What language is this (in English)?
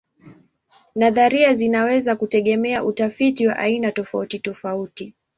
Swahili